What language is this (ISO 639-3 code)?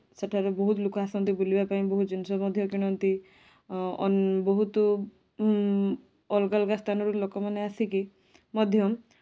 ori